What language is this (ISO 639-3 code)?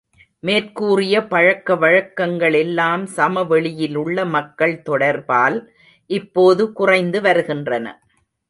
tam